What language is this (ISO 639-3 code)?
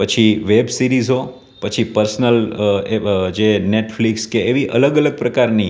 guj